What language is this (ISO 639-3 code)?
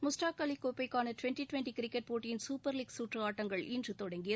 tam